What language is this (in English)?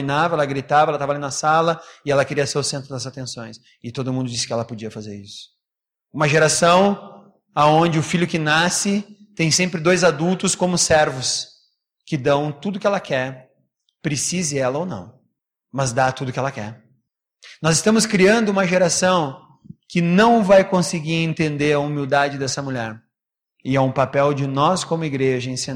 Portuguese